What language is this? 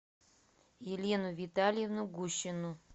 Russian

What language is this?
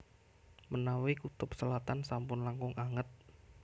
Javanese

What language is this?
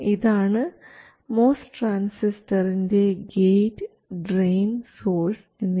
Malayalam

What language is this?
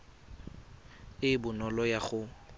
Tswana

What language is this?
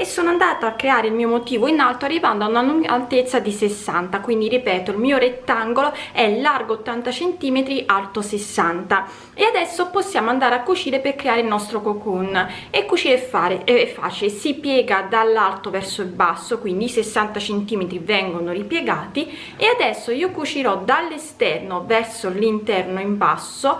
Italian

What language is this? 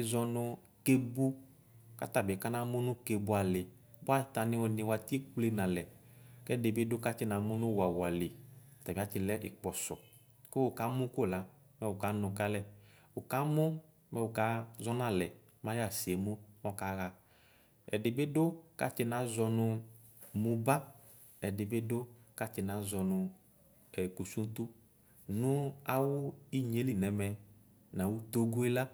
Ikposo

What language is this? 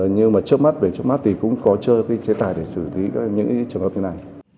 Vietnamese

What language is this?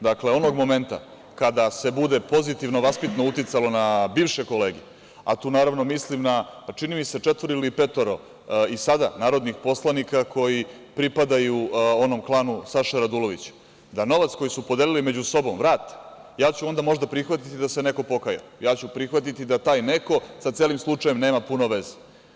Serbian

